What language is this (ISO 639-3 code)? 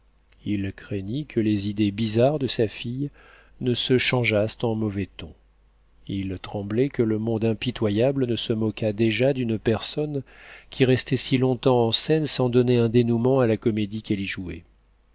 fra